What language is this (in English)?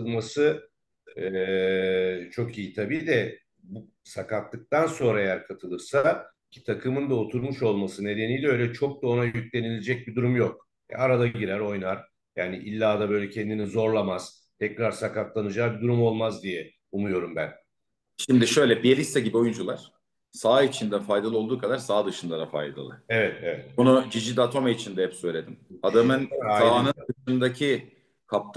Turkish